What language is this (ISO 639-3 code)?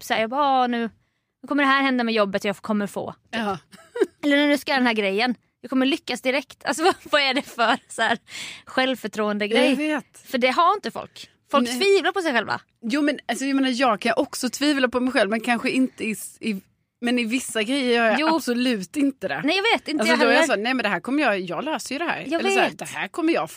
swe